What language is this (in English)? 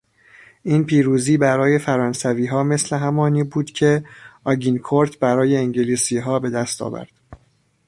Persian